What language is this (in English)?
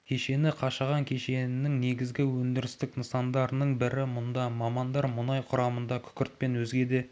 Kazakh